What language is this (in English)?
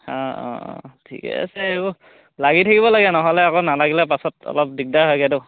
Assamese